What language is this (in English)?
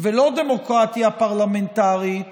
Hebrew